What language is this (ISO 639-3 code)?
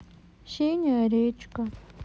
rus